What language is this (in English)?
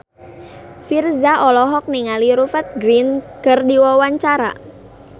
Sundanese